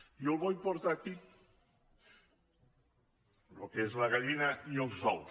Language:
Catalan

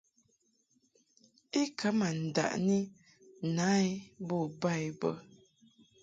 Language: Mungaka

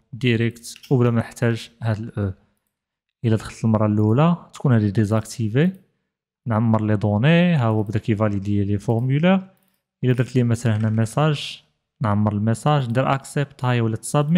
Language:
Arabic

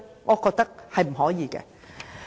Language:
Cantonese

